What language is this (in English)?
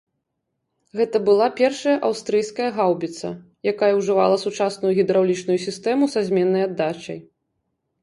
Belarusian